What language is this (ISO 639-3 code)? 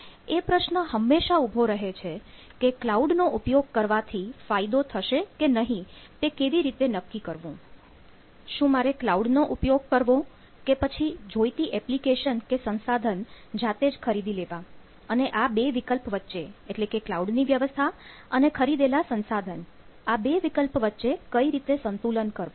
guj